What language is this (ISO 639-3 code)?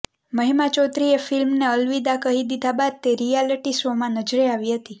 guj